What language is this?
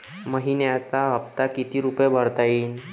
Marathi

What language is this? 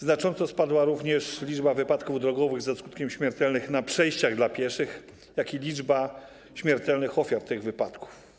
Polish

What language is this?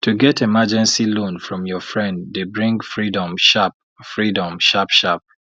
Nigerian Pidgin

